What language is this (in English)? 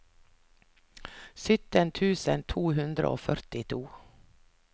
Norwegian